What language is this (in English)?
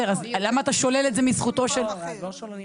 Hebrew